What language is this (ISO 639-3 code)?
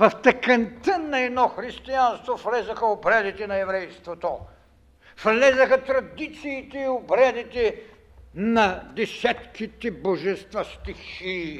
bul